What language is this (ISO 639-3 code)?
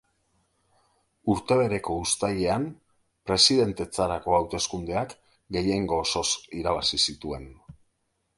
eus